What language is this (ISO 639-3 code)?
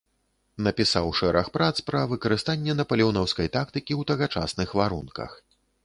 bel